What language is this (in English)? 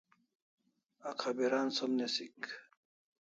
Kalasha